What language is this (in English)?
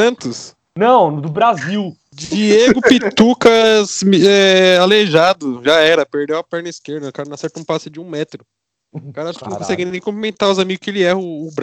Portuguese